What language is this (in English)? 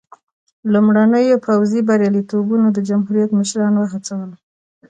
Pashto